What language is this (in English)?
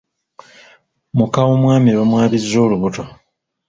Ganda